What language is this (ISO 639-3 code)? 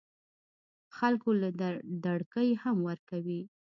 pus